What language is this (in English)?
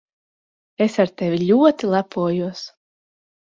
Latvian